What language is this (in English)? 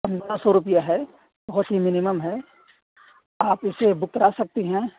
Urdu